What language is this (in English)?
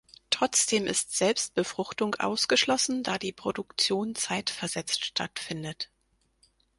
German